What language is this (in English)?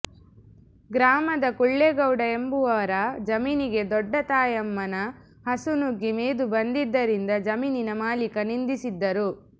Kannada